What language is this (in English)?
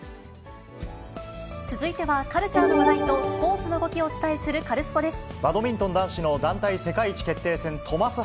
Japanese